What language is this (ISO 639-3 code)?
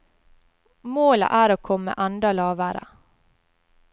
nor